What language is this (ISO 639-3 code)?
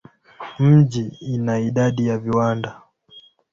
swa